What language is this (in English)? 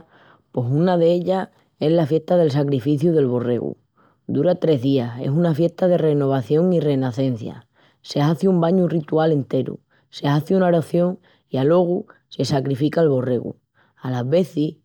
Extremaduran